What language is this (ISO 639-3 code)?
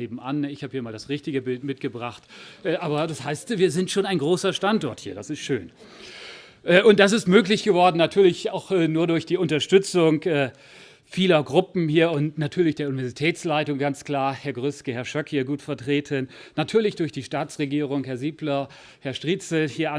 deu